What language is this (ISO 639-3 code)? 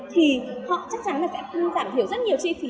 vie